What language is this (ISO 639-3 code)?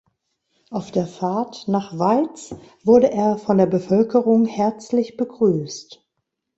deu